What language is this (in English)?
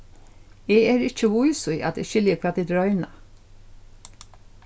Faroese